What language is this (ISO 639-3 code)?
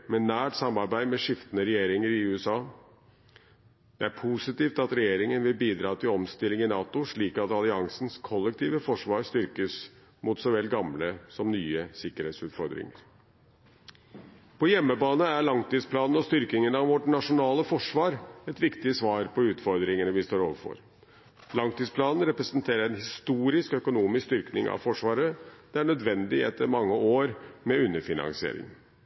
nob